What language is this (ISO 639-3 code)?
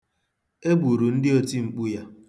ibo